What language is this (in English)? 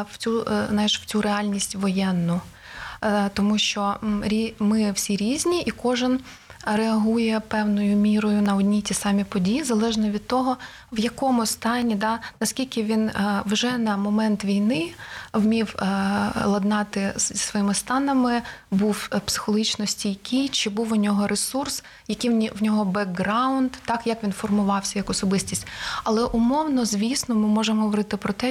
Ukrainian